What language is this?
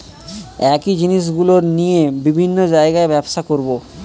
Bangla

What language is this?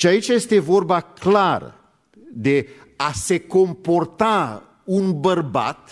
Romanian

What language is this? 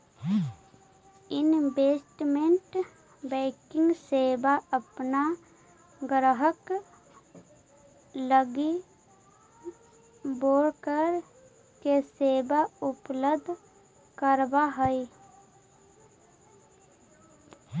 Magahi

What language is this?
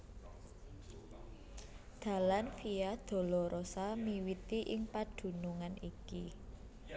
Javanese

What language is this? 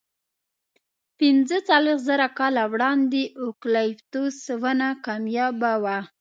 Pashto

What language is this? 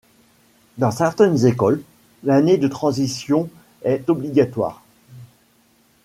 French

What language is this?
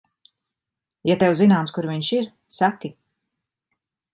Latvian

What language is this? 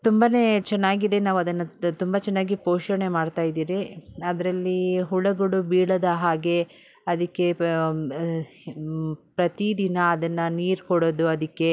Kannada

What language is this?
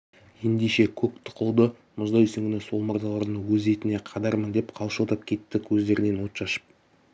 Kazakh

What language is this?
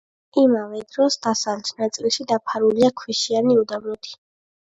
Georgian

